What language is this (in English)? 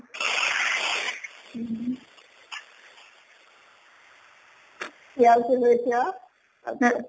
Assamese